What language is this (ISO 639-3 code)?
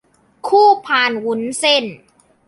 tha